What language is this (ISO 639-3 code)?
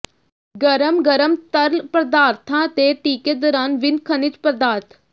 pan